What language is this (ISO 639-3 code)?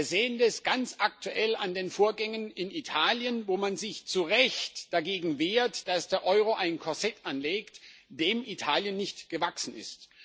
deu